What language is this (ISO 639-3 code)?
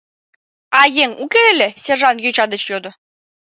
chm